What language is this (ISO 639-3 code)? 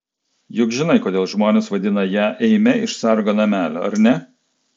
lit